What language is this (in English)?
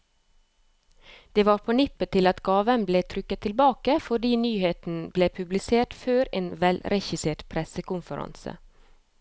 Norwegian